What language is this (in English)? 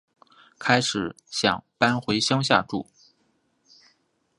Chinese